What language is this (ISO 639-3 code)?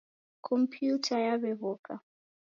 dav